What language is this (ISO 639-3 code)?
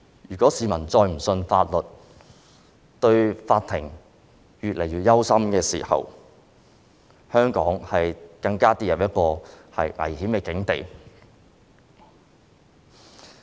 yue